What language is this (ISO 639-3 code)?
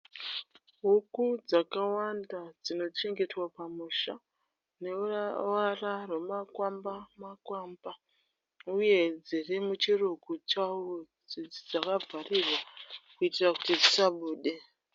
sna